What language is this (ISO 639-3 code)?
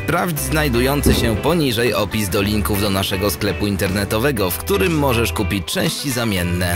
pol